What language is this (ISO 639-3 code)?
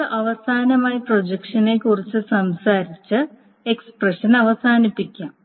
mal